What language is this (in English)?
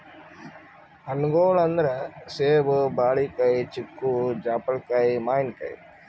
Kannada